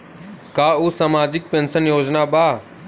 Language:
Bhojpuri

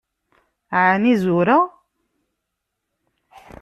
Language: Kabyle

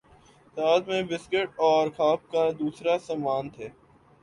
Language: Urdu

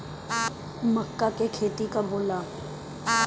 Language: Bhojpuri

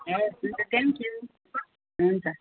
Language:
Nepali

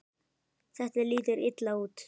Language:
Icelandic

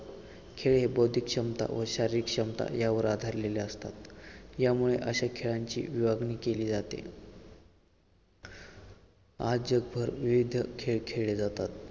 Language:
Marathi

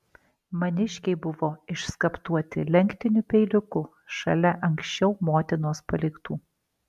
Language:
Lithuanian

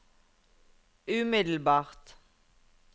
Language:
Norwegian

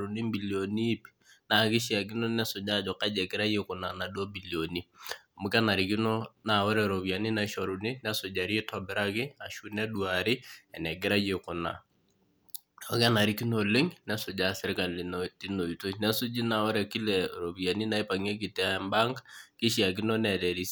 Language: Masai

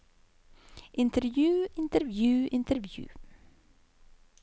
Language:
Norwegian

